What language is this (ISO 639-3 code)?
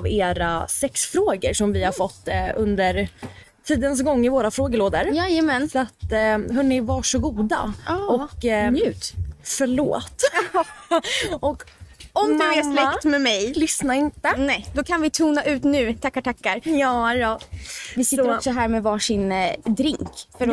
swe